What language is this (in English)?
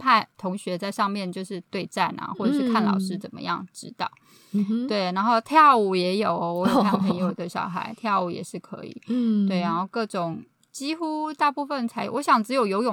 Chinese